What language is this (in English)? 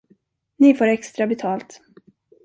Swedish